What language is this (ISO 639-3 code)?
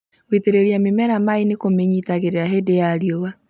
kik